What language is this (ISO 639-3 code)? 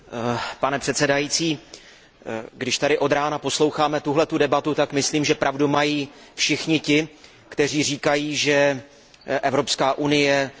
ces